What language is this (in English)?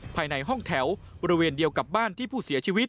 Thai